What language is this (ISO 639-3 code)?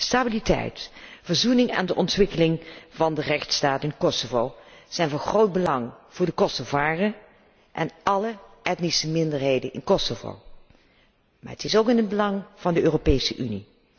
nld